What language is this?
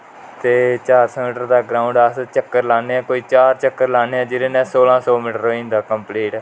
Dogri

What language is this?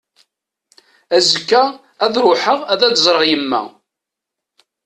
Kabyle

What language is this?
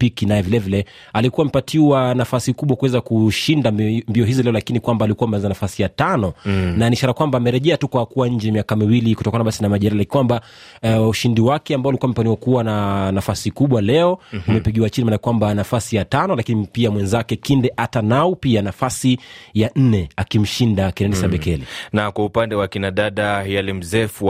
Swahili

